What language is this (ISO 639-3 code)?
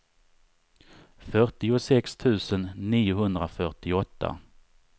swe